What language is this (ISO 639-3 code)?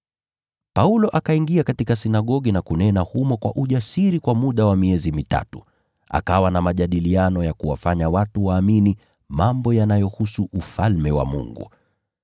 swa